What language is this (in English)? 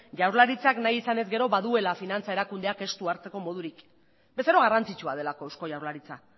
Basque